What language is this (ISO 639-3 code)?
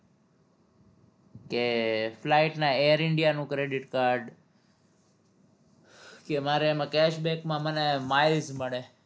guj